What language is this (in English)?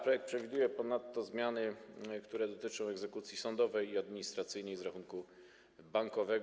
Polish